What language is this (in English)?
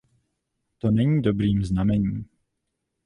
Czech